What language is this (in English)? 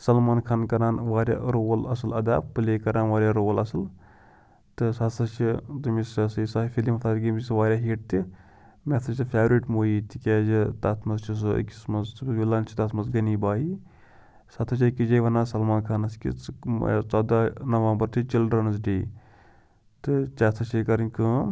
Kashmiri